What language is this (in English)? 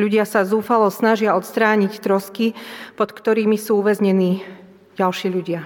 Slovak